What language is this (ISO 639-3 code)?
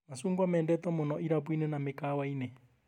kik